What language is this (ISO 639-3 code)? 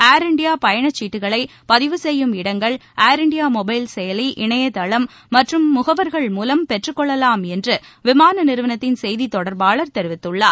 tam